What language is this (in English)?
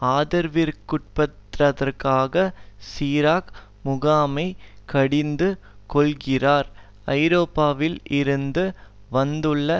Tamil